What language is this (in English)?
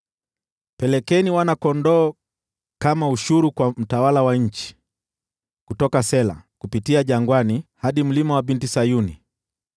Swahili